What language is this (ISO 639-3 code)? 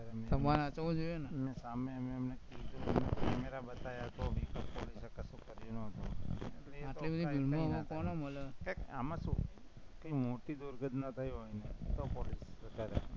guj